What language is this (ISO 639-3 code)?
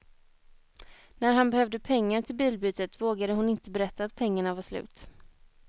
swe